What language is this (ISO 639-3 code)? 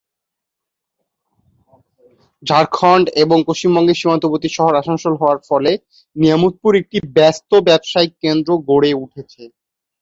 ben